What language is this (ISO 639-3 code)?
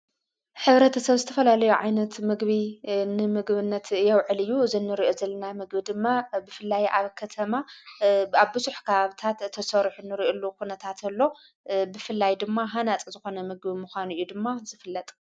tir